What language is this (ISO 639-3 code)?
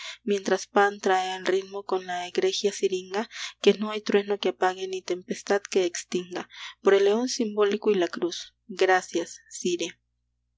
spa